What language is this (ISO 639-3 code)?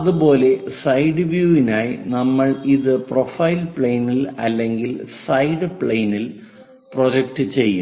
mal